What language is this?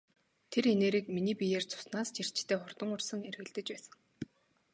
Mongolian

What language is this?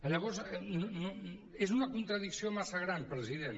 Catalan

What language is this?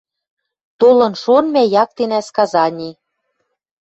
Western Mari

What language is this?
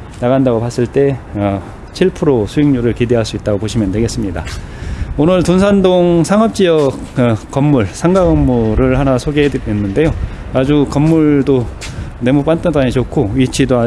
Korean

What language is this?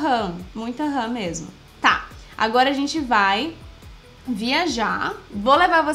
Portuguese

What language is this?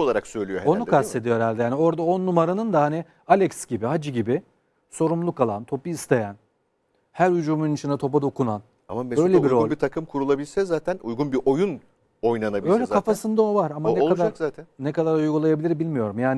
Turkish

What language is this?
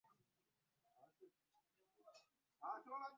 Ganda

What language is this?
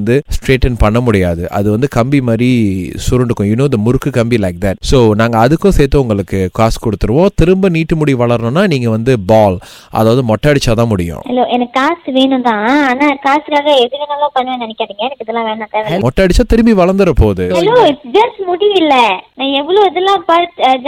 Tamil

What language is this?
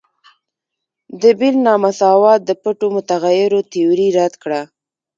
Pashto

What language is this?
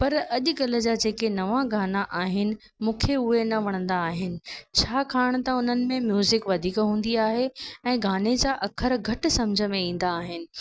Sindhi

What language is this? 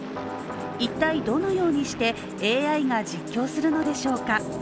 Japanese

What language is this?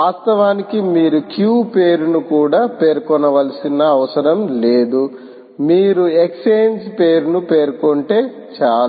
Telugu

